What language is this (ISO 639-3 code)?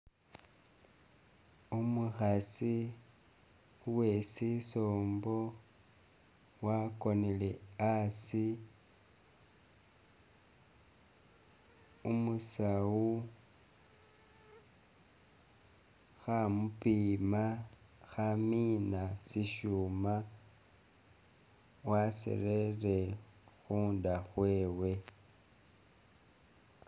myx